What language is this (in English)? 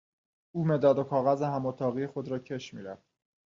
Persian